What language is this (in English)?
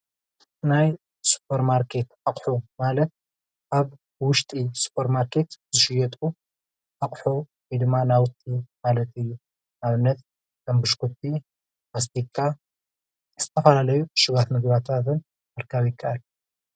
Tigrinya